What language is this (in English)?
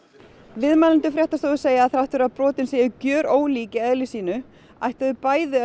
Icelandic